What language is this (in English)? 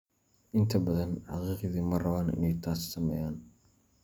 Somali